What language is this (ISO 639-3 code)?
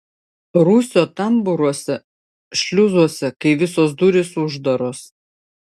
lit